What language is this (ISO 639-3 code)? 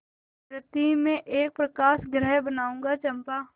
hin